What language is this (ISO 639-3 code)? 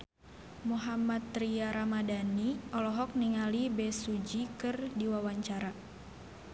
sun